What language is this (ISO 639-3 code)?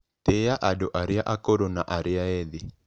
kik